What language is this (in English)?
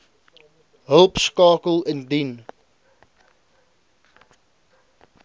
Afrikaans